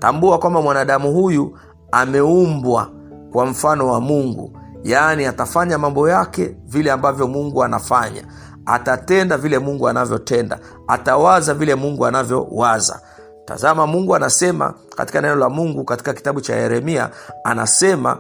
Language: Swahili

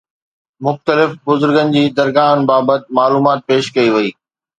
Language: Sindhi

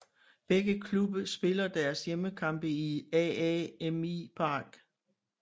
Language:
Danish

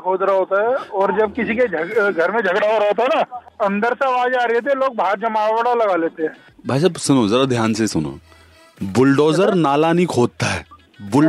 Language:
Hindi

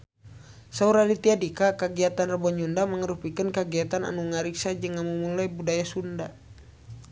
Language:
Sundanese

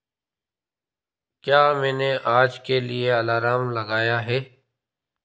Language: Hindi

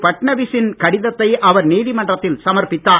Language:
Tamil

